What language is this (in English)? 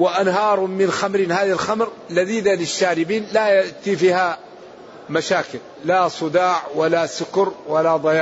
Arabic